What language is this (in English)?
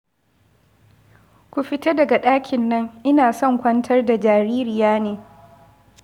Hausa